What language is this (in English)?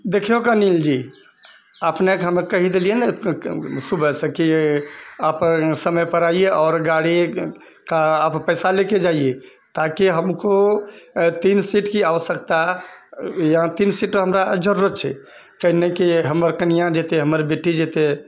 Maithili